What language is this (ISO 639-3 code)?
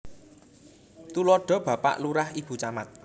jav